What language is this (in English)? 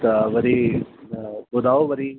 Sindhi